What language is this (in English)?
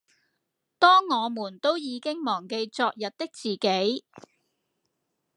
Cantonese